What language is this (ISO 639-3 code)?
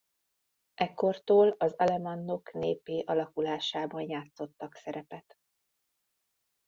hun